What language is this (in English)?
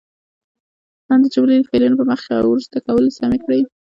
Pashto